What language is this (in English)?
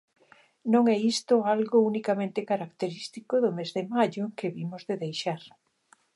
Galician